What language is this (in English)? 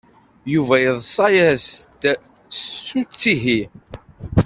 Kabyle